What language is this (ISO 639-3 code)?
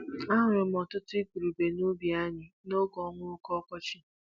ibo